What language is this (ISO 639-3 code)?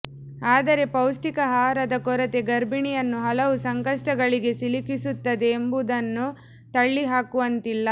kan